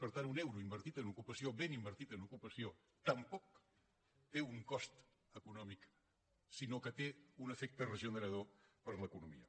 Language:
Catalan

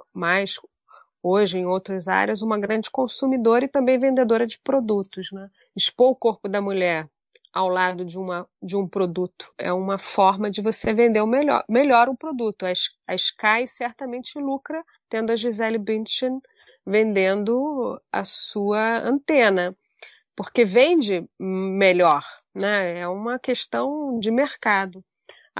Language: Portuguese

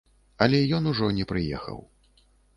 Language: Belarusian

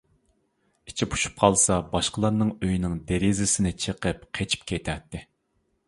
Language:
Uyghur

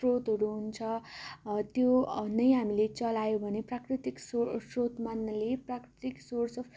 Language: Nepali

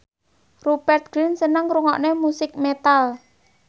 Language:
Javanese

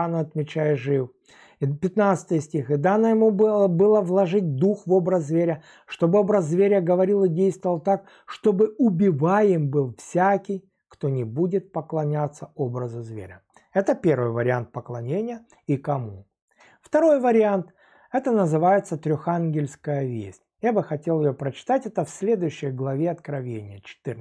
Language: Russian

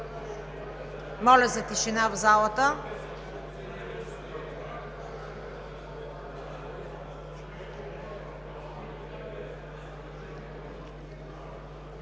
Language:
Bulgarian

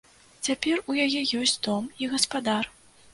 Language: Belarusian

